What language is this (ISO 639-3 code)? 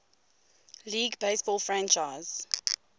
eng